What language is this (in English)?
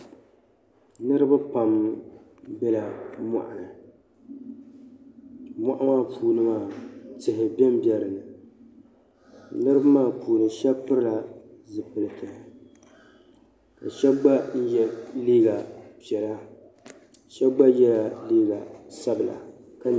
Dagbani